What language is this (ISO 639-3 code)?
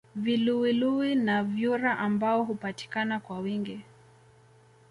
swa